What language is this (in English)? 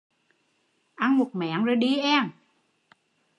Vietnamese